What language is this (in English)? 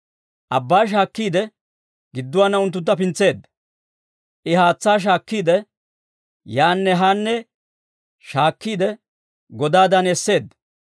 Dawro